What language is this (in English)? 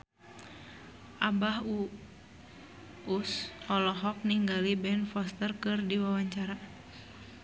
Sundanese